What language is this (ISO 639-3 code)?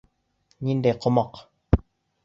bak